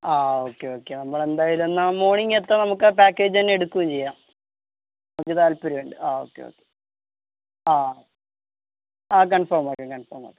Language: Malayalam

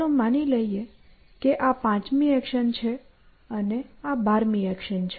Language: Gujarati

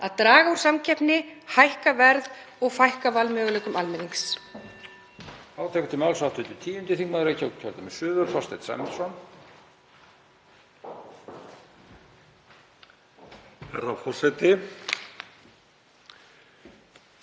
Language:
Icelandic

